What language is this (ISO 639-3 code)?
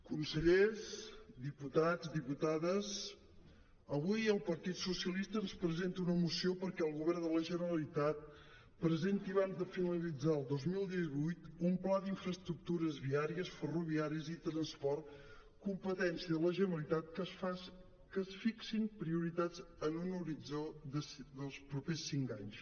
cat